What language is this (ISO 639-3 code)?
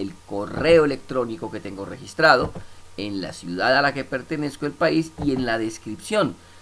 spa